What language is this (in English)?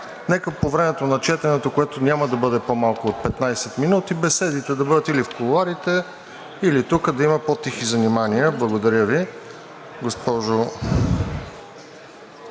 Bulgarian